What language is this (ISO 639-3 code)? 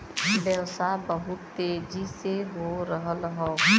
bho